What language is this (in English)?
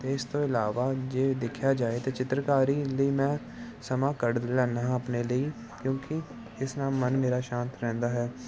Punjabi